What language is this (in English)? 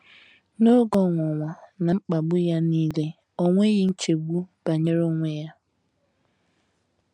Igbo